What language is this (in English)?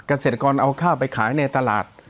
Thai